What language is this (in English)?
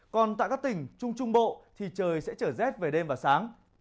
Vietnamese